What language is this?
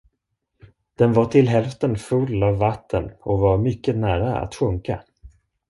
Swedish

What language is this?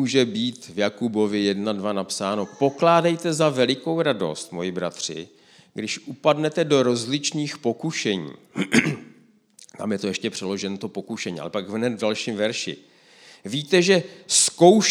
Czech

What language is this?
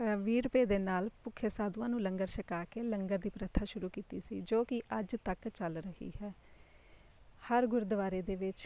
Punjabi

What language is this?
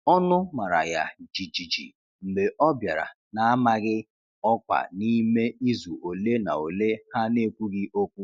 Igbo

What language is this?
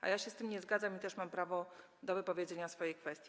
Polish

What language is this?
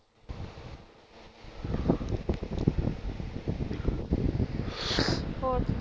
Punjabi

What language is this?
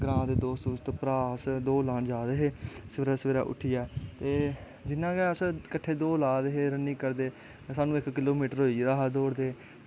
Dogri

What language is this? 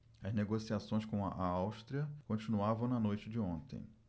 Portuguese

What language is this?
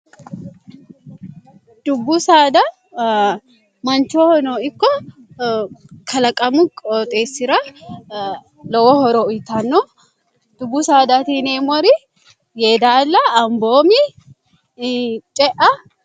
Sidamo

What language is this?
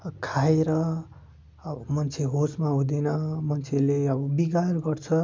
Nepali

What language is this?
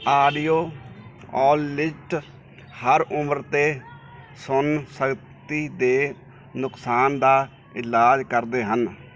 Punjabi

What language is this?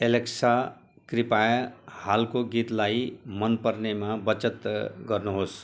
Nepali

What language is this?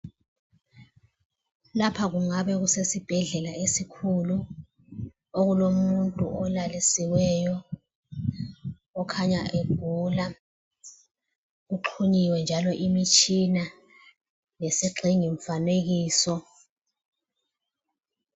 North Ndebele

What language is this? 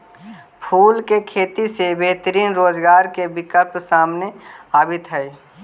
Magahi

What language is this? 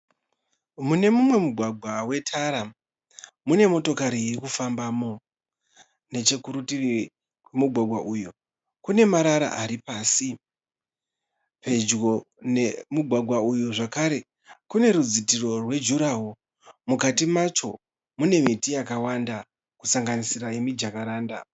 Shona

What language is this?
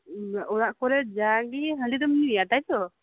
Santali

